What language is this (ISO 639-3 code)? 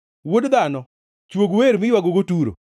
luo